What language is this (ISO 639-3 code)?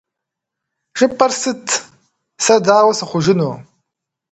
kbd